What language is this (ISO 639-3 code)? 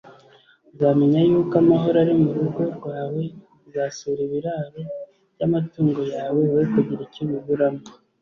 kin